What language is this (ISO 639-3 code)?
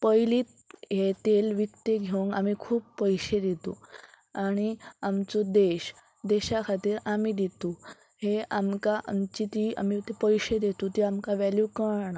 kok